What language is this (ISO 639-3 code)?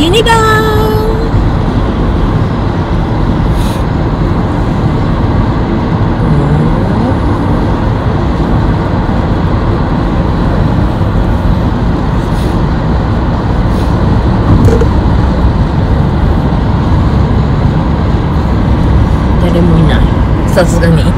jpn